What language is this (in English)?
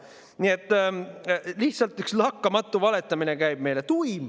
Estonian